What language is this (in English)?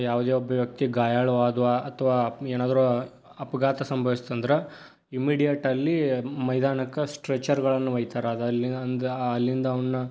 Kannada